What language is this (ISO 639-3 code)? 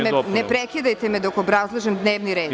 srp